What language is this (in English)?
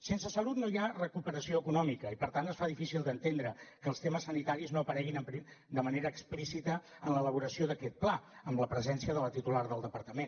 Catalan